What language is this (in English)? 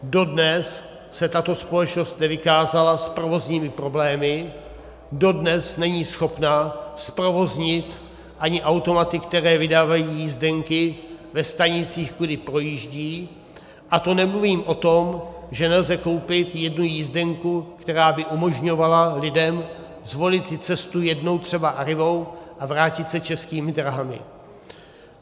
Czech